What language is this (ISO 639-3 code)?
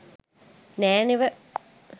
sin